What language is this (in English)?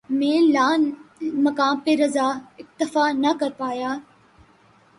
Urdu